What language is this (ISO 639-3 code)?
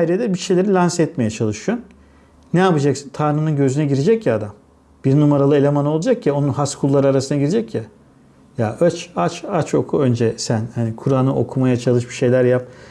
tur